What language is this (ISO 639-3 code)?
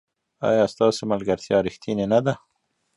pus